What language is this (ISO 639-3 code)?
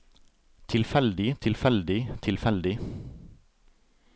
nor